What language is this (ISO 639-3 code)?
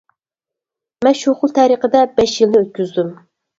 uig